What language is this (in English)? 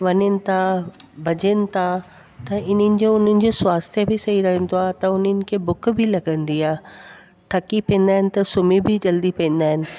Sindhi